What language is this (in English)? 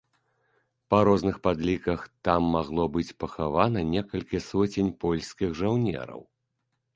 Belarusian